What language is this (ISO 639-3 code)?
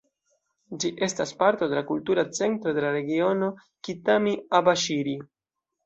epo